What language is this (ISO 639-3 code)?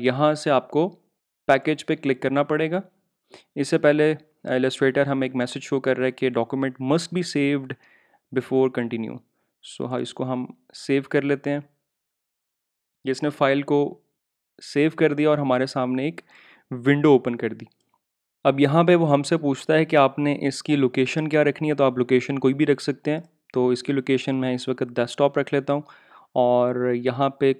hin